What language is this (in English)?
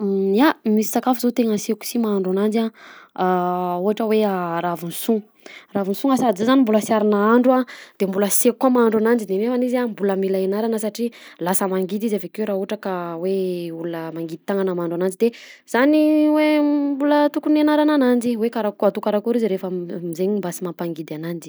Southern Betsimisaraka Malagasy